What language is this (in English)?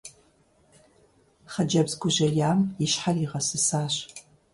Kabardian